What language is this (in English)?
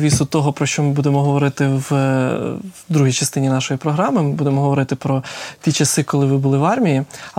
Ukrainian